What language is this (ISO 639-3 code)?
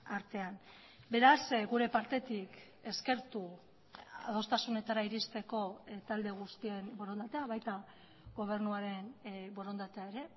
eus